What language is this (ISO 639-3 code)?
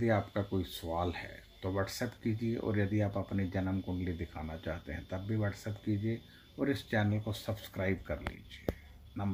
hin